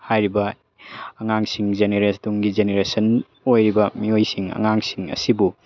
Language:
Manipuri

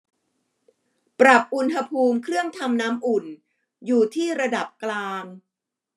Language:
Thai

